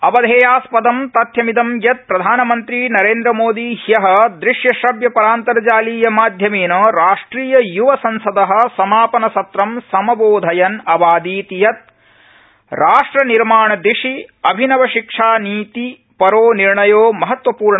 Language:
Sanskrit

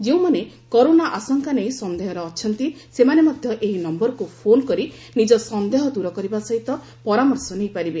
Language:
Odia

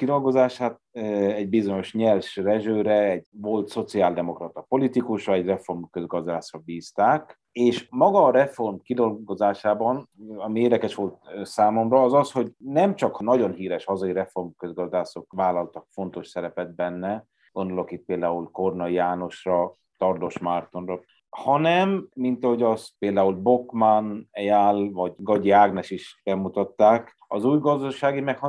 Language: Hungarian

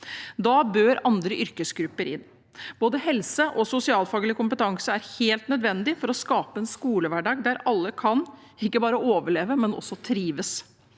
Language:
Norwegian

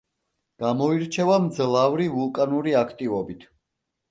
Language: Georgian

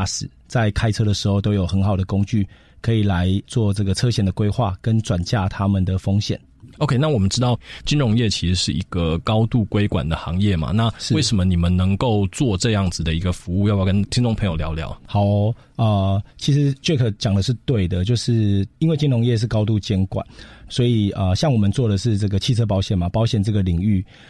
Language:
Chinese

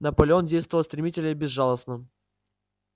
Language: Russian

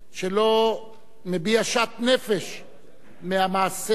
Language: Hebrew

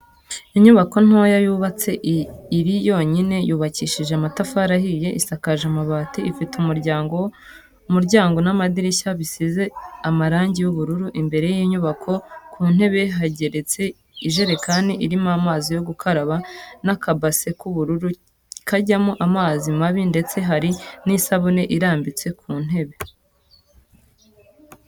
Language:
Kinyarwanda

